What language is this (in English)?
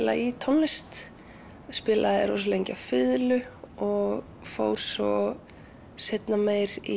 Icelandic